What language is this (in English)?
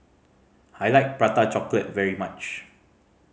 English